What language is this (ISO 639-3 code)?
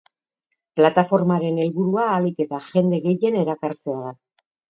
eus